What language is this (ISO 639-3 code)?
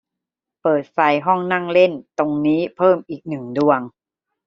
tha